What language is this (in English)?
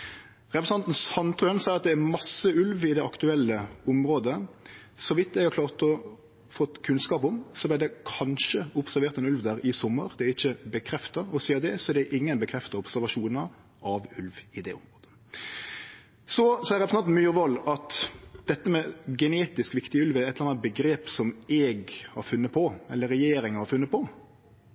Norwegian Nynorsk